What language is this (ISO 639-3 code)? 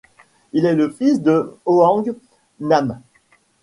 fra